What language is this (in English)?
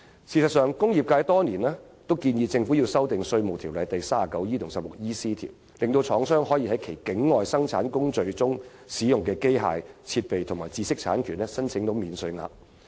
Cantonese